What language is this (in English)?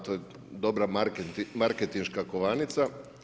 Croatian